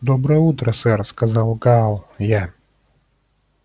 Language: Russian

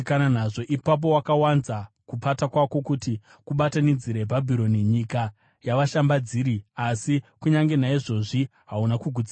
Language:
Shona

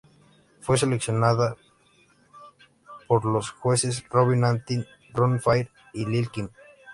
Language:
Spanish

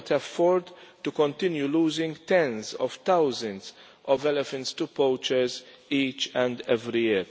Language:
English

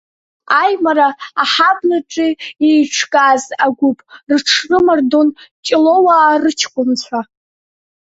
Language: Abkhazian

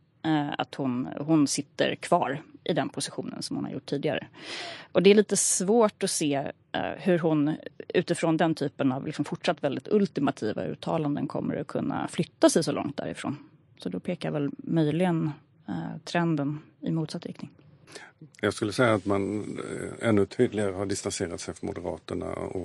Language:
Swedish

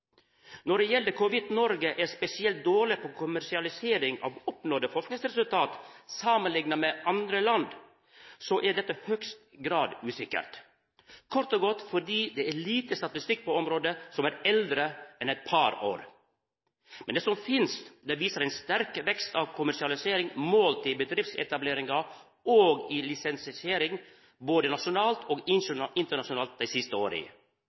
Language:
Norwegian Nynorsk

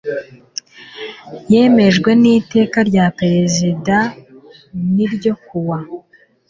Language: Kinyarwanda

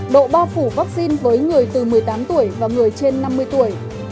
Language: Vietnamese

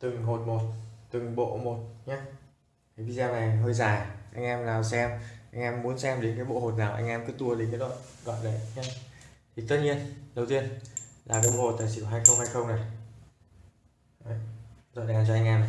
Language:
Vietnamese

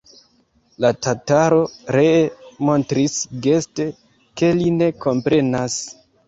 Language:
Esperanto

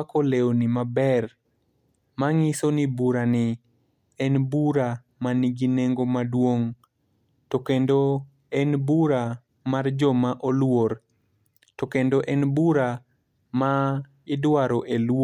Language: Luo (Kenya and Tanzania)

